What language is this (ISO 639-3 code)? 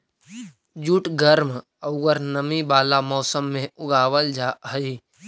mag